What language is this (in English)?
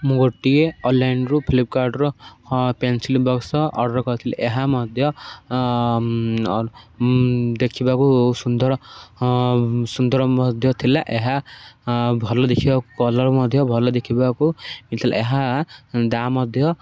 Odia